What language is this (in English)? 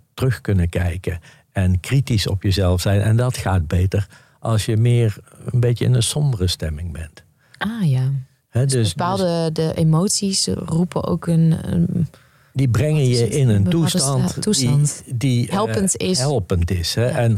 Dutch